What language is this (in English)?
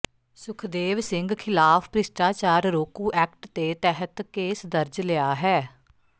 Punjabi